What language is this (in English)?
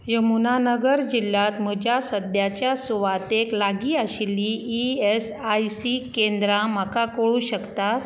Konkani